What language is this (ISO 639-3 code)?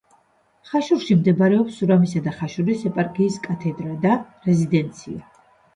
kat